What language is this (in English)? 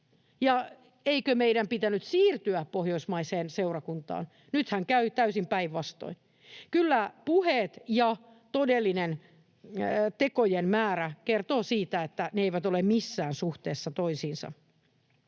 Finnish